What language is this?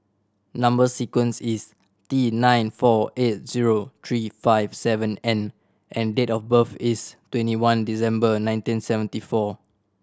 English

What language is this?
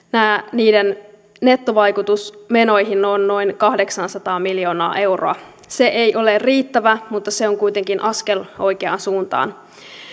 Finnish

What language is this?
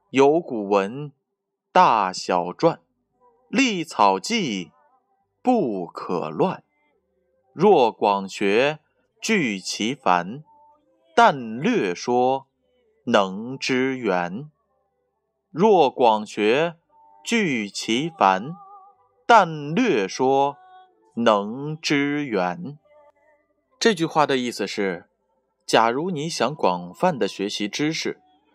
Chinese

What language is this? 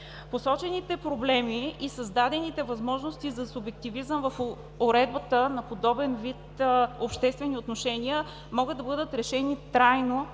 Bulgarian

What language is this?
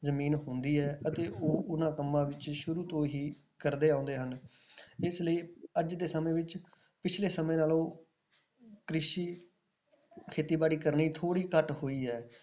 Punjabi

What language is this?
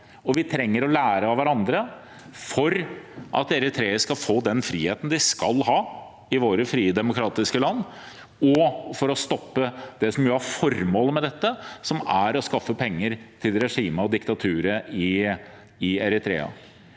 Norwegian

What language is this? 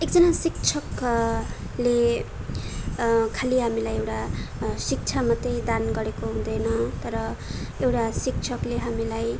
Nepali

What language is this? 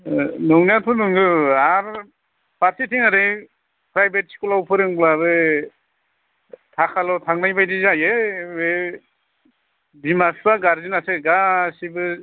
Bodo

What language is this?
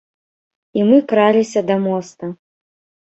Belarusian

